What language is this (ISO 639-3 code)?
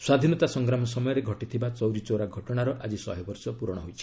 ori